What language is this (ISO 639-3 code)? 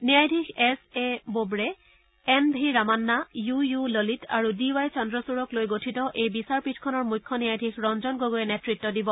asm